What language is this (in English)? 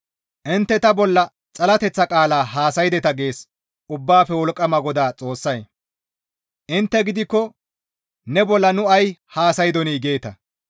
Gamo